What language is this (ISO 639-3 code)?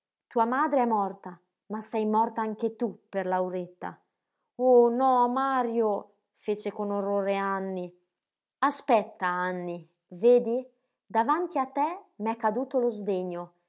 ita